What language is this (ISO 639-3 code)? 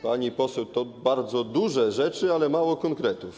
pol